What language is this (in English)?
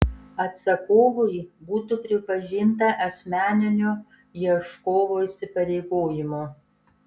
Lithuanian